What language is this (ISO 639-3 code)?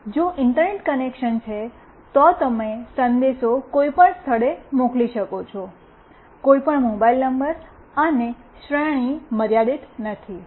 guj